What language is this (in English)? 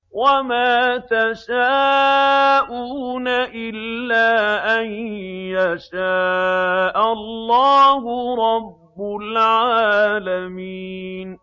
Arabic